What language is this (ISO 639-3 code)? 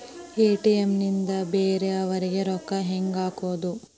kan